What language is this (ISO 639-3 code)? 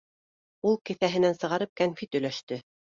bak